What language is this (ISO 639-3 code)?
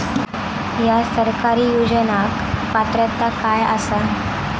mar